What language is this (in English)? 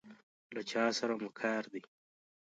Pashto